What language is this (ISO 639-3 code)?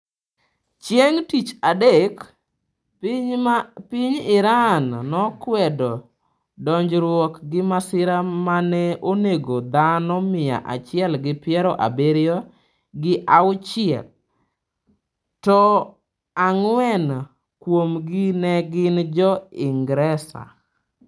luo